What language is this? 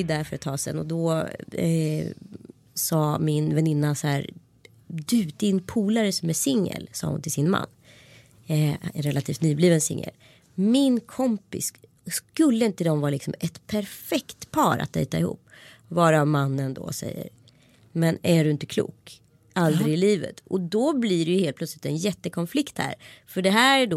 Swedish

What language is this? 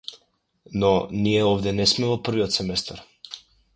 Macedonian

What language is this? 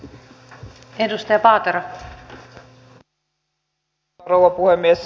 Finnish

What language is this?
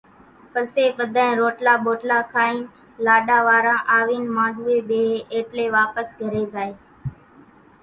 Kachi Koli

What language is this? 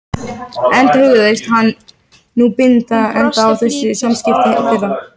Icelandic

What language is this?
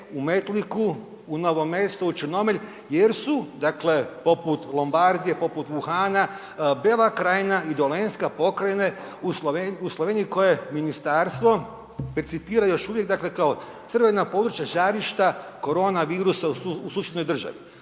Croatian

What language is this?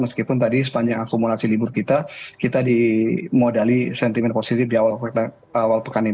Indonesian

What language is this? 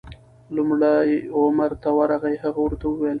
Pashto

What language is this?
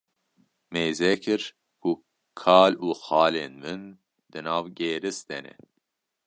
Kurdish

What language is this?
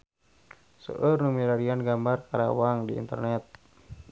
Sundanese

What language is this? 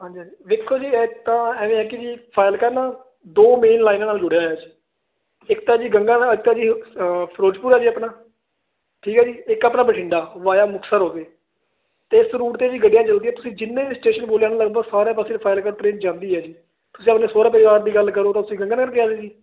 Punjabi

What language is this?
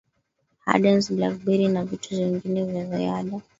Swahili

